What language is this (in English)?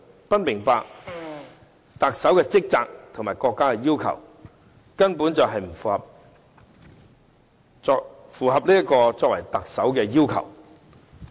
Cantonese